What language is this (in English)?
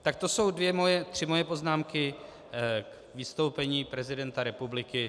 Czech